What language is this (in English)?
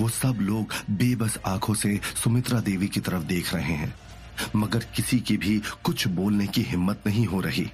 Hindi